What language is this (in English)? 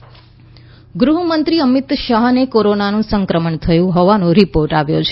Gujarati